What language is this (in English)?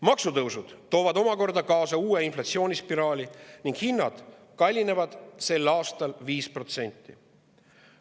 Estonian